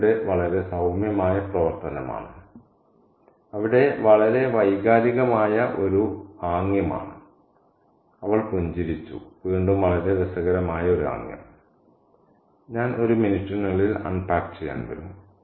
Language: Malayalam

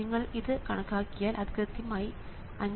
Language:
Malayalam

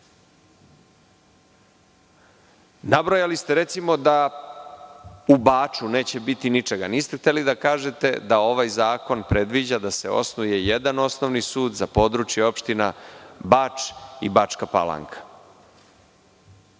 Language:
Serbian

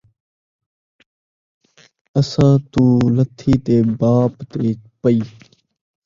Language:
Saraiki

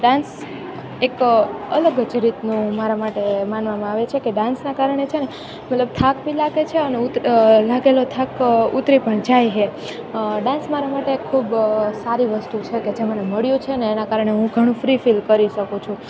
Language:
Gujarati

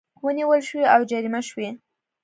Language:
Pashto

